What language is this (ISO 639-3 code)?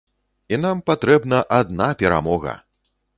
bel